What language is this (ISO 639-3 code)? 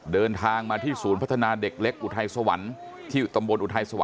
tha